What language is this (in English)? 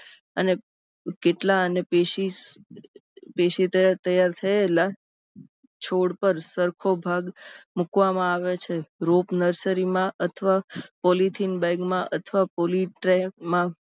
Gujarati